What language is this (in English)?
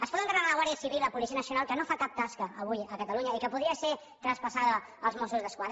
Catalan